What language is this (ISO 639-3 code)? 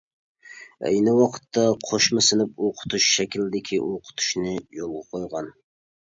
uig